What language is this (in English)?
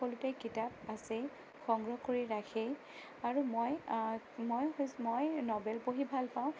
Assamese